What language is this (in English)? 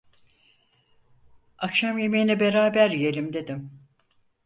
Turkish